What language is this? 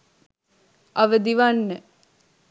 Sinhala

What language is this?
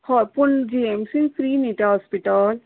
Konkani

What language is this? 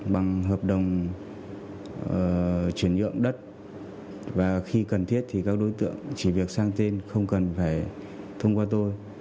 Vietnamese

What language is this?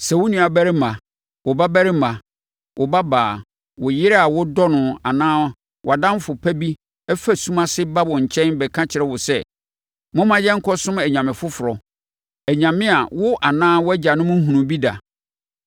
Akan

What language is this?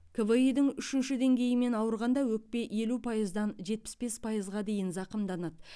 Kazakh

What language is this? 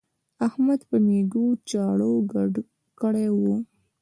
Pashto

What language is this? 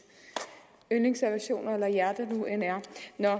Danish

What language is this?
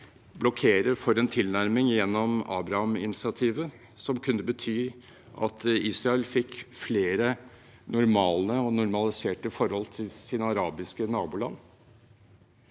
Norwegian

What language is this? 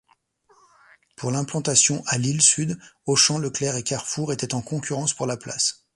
French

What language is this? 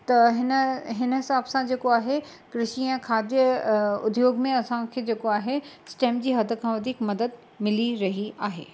Sindhi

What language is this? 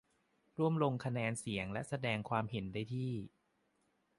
Thai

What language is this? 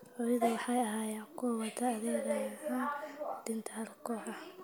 Somali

